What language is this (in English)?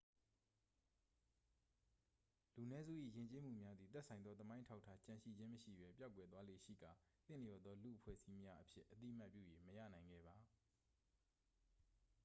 Burmese